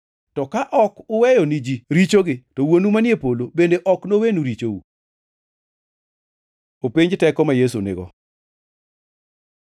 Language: Luo (Kenya and Tanzania)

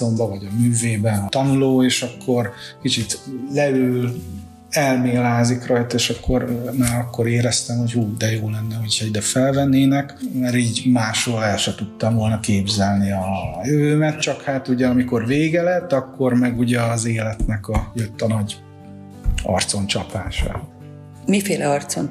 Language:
Hungarian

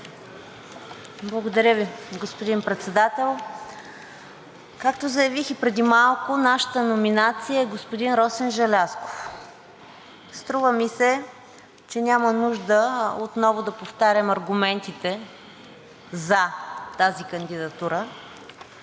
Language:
Bulgarian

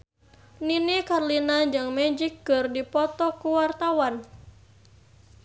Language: Sundanese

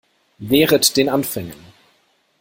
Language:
German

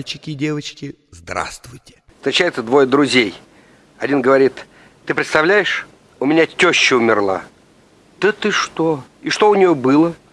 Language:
Russian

